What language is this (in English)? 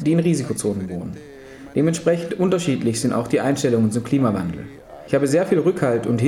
German